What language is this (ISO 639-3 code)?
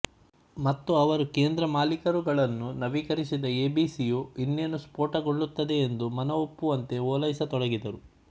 kan